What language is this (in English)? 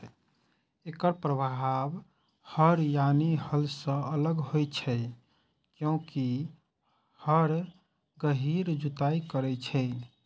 Maithili